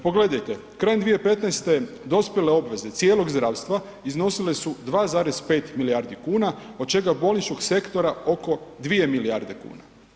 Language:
Croatian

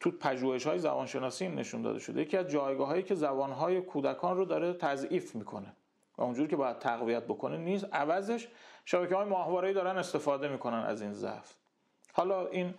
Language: Persian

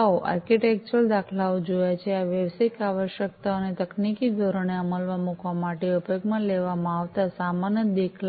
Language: Gujarati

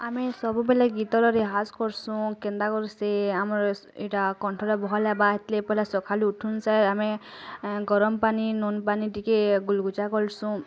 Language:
Odia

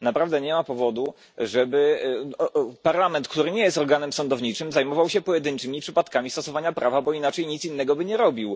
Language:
Polish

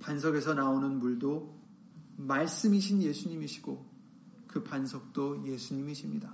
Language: Korean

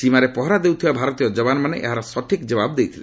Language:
Odia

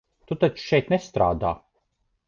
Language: Latvian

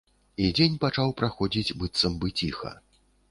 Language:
Belarusian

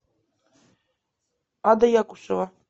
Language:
Russian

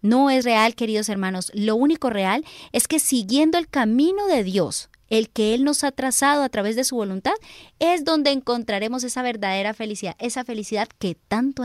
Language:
Spanish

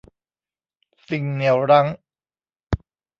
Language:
Thai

